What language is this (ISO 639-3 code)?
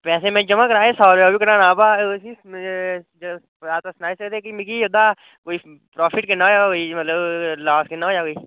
doi